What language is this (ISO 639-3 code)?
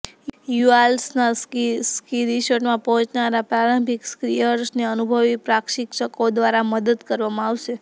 guj